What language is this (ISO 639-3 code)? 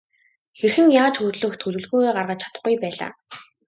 mon